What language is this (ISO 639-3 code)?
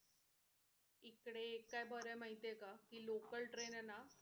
mar